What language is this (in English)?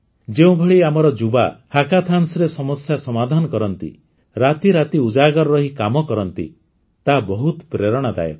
Odia